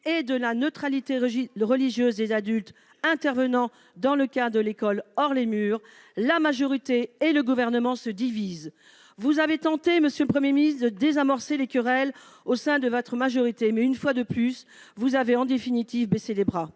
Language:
French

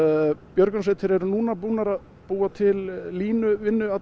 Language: Icelandic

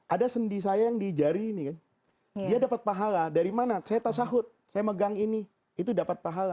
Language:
Indonesian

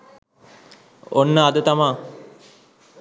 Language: Sinhala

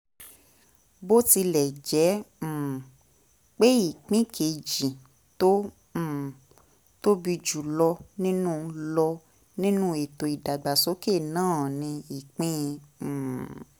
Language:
Yoruba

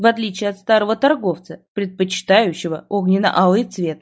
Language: Russian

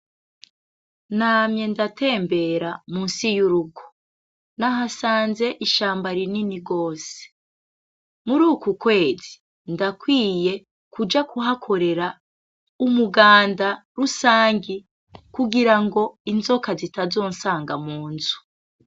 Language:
Rundi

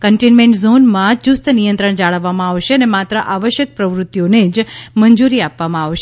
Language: Gujarati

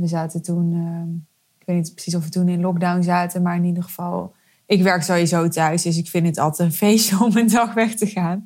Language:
Dutch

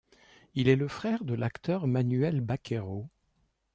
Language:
French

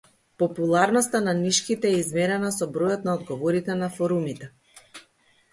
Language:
Macedonian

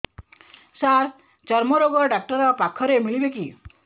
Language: Odia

